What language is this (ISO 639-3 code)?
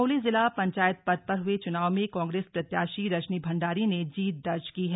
hin